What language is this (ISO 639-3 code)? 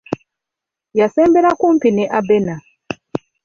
lug